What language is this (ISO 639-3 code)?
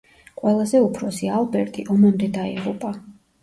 kat